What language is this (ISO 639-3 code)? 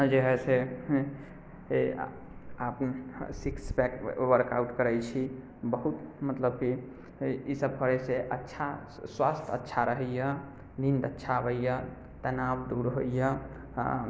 mai